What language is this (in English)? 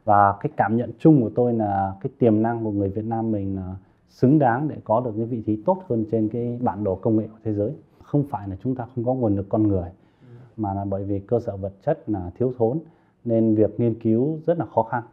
Vietnamese